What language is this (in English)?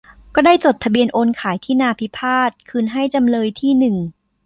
Thai